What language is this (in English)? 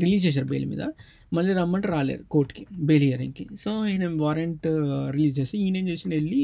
Telugu